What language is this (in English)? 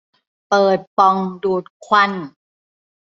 Thai